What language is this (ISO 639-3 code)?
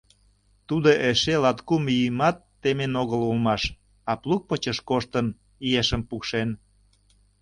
chm